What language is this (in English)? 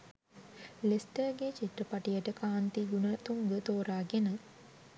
Sinhala